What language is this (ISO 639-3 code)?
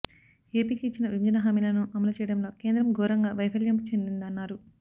tel